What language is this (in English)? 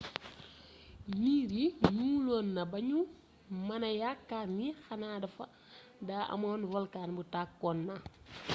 Wolof